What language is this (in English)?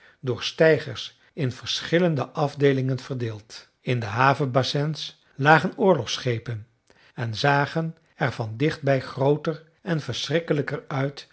Dutch